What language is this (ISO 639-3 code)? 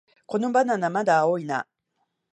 jpn